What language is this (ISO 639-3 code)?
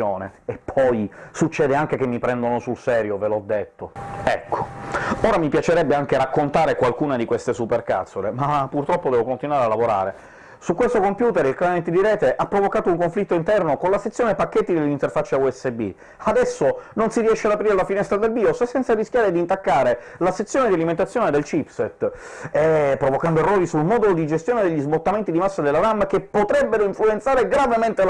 ita